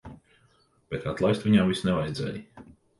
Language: Latvian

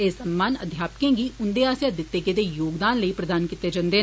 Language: Dogri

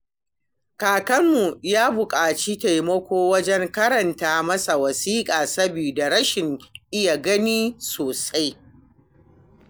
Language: Hausa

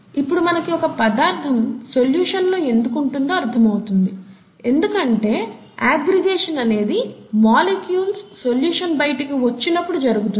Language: Telugu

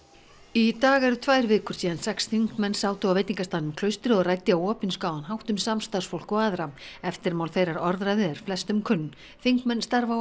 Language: Icelandic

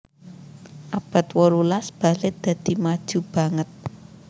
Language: Javanese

